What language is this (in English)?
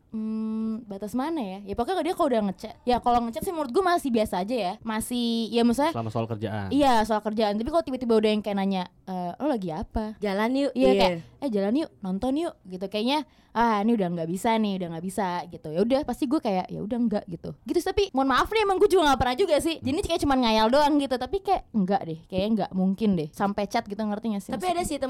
Indonesian